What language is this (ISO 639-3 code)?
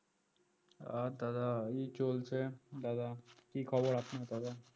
ben